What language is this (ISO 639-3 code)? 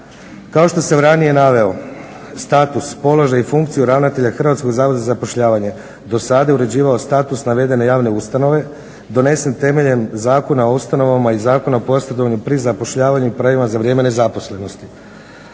hrv